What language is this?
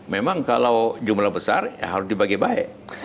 Indonesian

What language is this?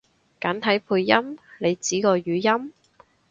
Cantonese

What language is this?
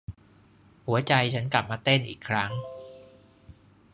Thai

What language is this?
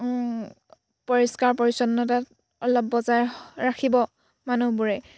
Assamese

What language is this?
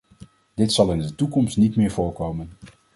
Dutch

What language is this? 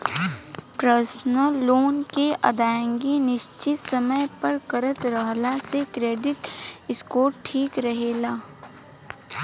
Bhojpuri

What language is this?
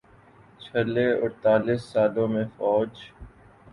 Urdu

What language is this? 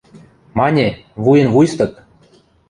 Western Mari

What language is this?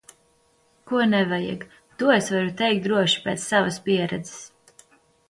Latvian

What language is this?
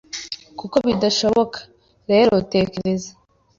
Kinyarwanda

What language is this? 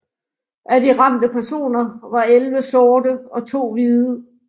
Danish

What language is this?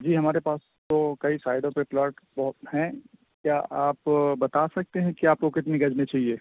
Urdu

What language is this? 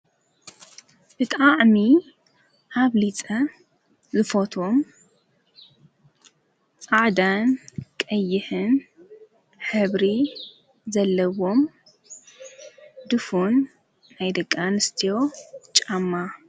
Tigrinya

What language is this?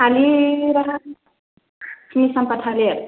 Bodo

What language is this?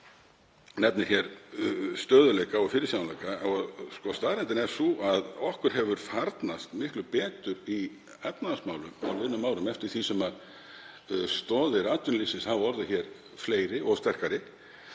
Icelandic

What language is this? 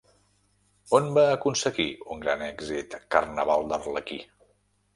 Catalan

